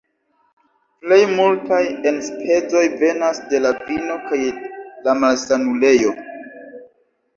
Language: Esperanto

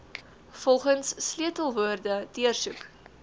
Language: Afrikaans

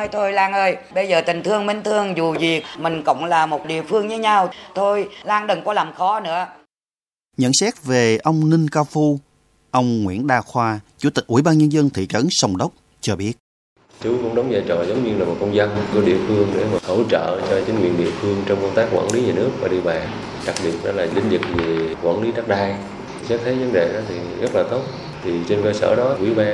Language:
Vietnamese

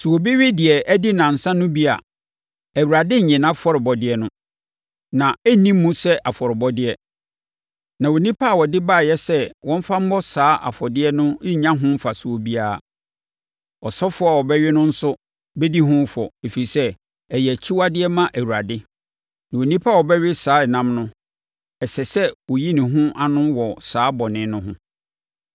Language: Akan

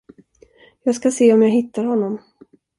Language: Swedish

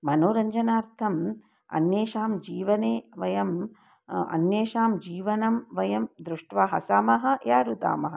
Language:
Sanskrit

